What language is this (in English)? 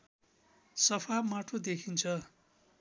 Nepali